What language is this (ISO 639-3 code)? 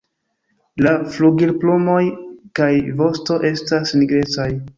epo